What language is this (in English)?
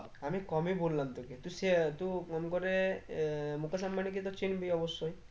Bangla